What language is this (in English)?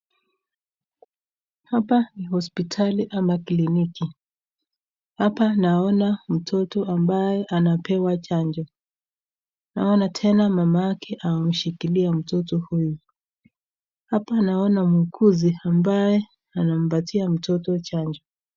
Swahili